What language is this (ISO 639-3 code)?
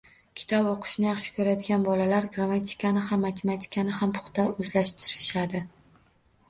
uzb